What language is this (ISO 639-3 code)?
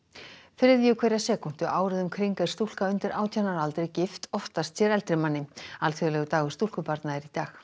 isl